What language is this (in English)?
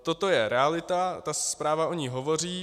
Czech